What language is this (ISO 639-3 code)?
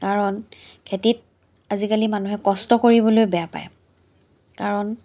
asm